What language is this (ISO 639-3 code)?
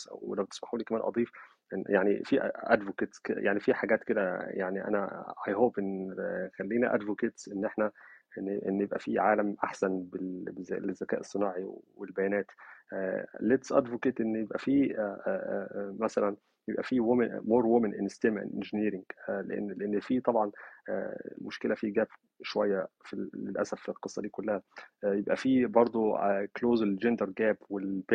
ara